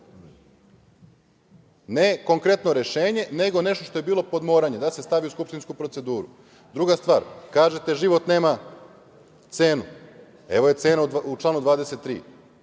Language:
Serbian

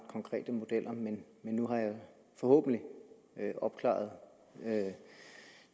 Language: Danish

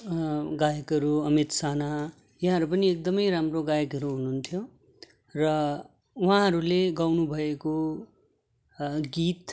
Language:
Nepali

